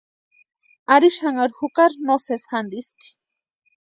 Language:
Western Highland Purepecha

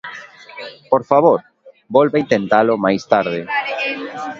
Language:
Galician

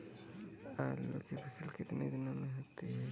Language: Hindi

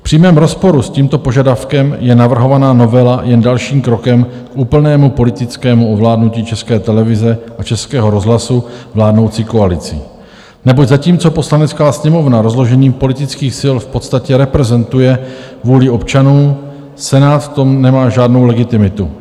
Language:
Czech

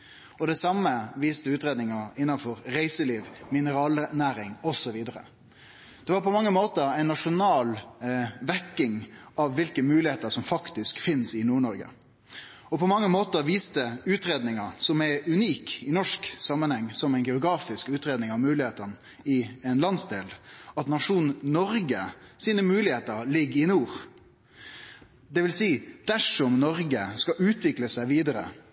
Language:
Norwegian Nynorsk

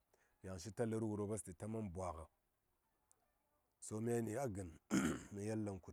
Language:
Saya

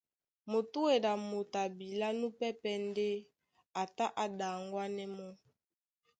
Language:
Duala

